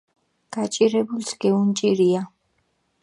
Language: Mingrelian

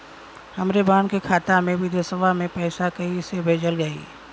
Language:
Bhojpuri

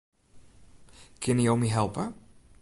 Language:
Western Frisian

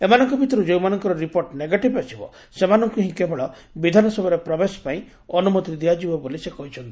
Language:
Odia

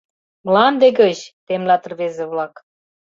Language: Mari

